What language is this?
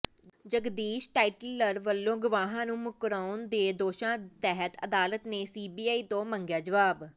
Punjabi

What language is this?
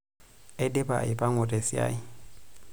Masai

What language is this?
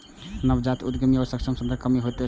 Maithili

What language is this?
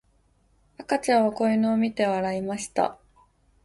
Japanese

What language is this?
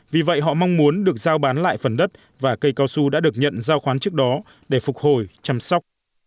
Vietnamese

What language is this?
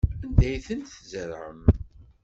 Kabyle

